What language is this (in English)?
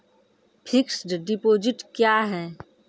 Maithili